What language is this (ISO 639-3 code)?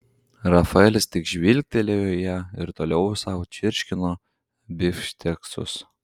lit